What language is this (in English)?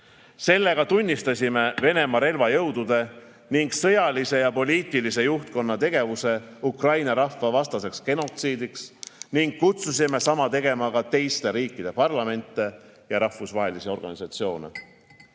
Estonian